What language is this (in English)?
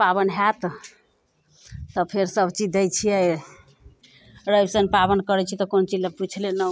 Maithili